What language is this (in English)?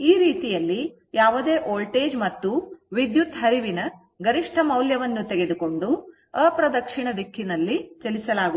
Kannada